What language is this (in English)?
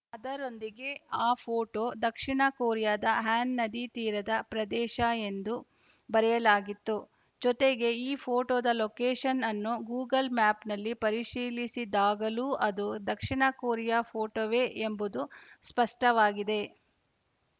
Kannada